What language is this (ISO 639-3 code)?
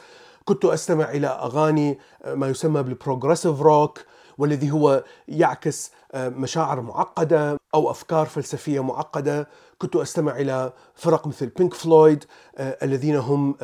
ara